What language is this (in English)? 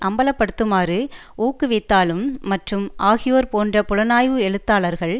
Tamil